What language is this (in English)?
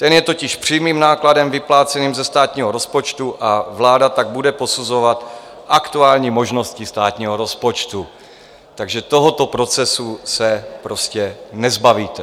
Czech